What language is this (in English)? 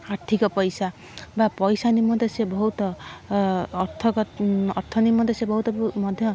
Odia